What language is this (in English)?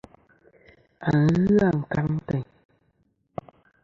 Kom